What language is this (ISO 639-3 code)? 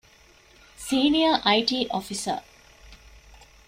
div